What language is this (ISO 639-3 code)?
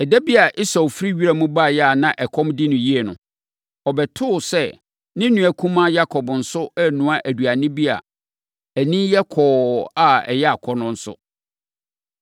aka